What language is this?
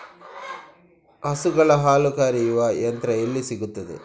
Kannada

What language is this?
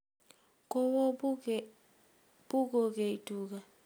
Kalenjin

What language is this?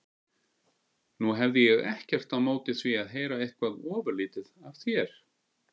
Icelandic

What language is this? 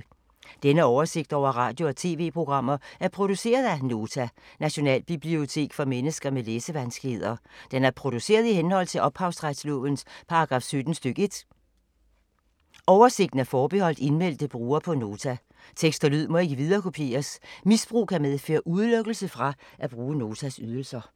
Danish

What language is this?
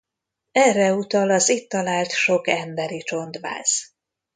Hungarian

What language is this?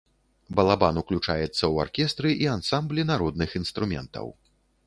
Belarusian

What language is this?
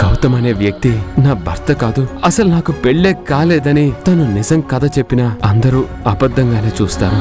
Telugu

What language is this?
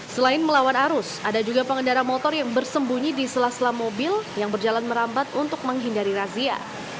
Indonesian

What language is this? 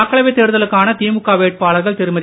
Tamil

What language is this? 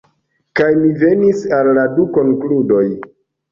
Esperanto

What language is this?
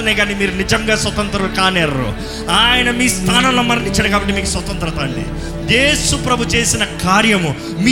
Telugu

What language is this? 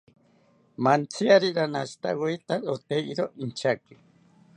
South Ucayali Ashéninka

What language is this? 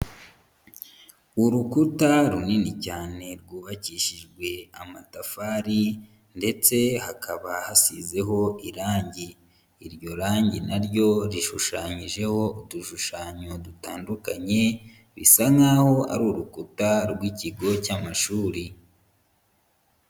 Kinyarwanda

